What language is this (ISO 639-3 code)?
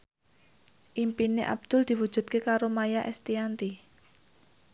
jav